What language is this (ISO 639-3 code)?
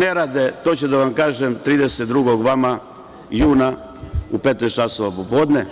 srp